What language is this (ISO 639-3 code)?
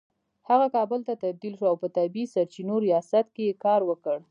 pus